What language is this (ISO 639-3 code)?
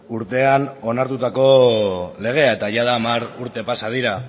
eus